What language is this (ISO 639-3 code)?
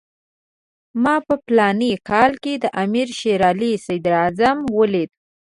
pus